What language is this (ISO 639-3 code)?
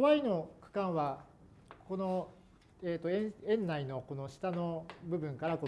jpn